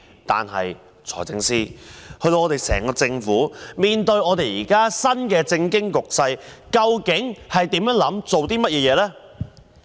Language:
Cantonese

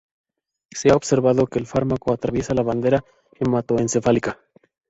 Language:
Spanish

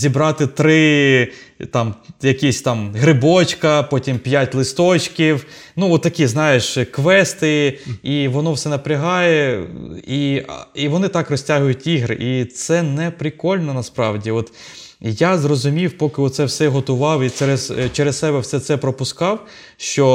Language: Ukrainian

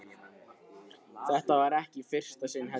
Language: Icelandic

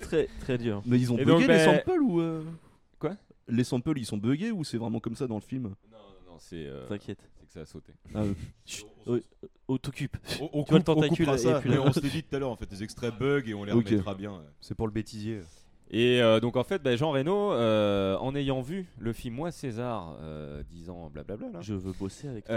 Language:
French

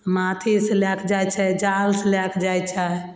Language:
Maithili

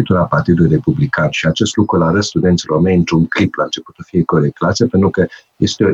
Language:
Romanian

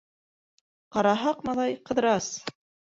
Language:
Bashkir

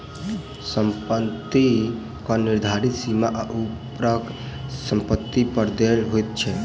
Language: Maithili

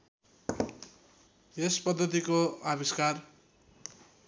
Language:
Nepali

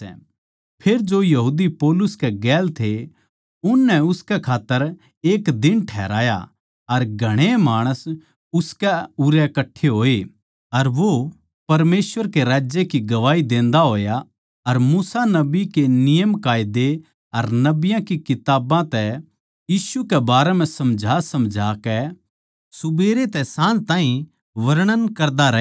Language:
Haryanvi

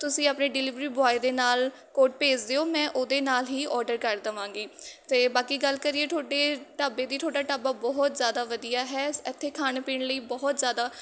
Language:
Punjabi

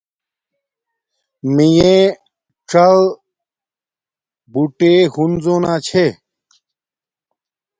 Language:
Domaaki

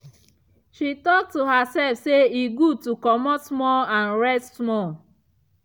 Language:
Nigerian Pidgin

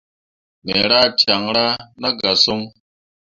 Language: Mundang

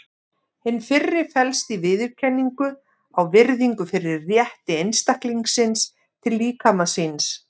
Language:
Icelandic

